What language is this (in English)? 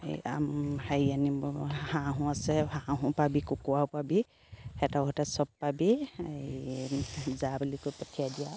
Assamese